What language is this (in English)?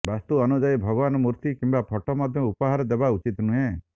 Odia